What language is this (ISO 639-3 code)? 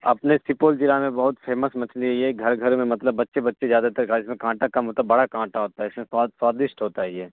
urd